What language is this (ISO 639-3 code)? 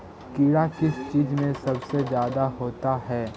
mag